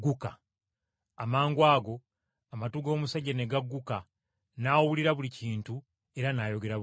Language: Ganda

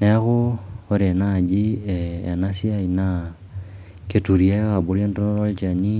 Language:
Masai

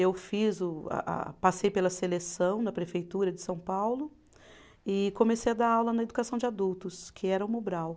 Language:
Portuguese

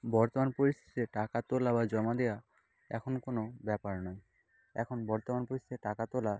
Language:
Bangla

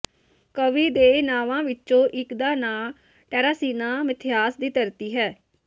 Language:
Punjabi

